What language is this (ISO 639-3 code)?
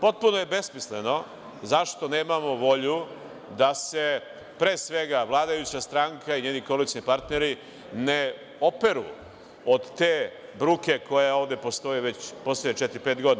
srp